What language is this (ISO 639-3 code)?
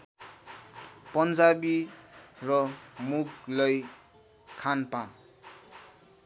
nep